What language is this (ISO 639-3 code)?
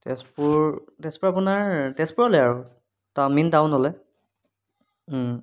asm